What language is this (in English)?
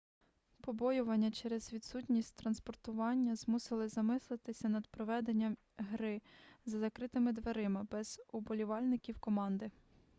Ukrainian